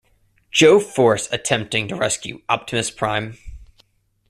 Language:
English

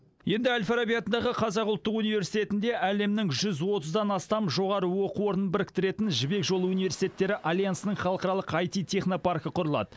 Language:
Kazakh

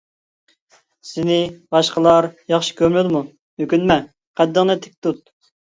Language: Uyghur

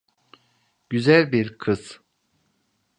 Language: Turkish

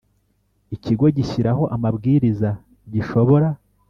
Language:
Kinyarwanda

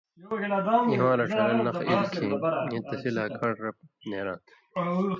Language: Indus Kohistani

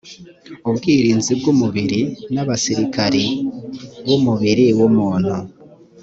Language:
Kinyarwanda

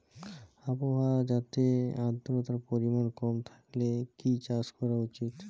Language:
Bangla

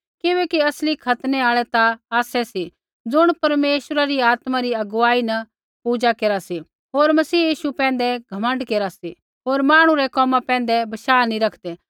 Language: Kullu Pahari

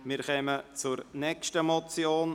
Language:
Swiss German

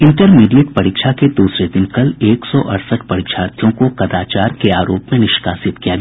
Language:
Hindi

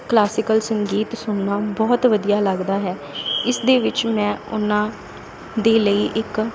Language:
Punjabi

